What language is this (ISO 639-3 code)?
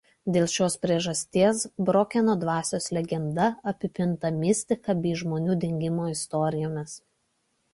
lit